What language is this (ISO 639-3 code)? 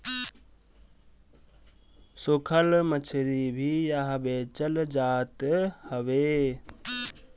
bho